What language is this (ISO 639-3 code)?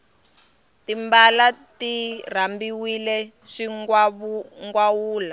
tso